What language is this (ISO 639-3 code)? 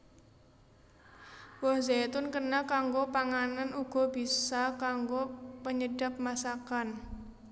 jav